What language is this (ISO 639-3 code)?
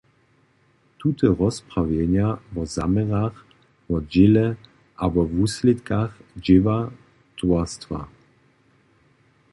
hsb